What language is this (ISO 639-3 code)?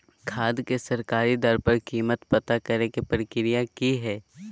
mag